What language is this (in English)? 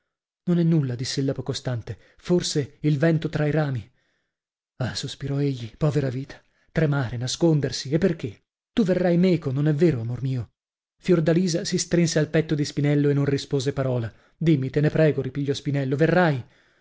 Italian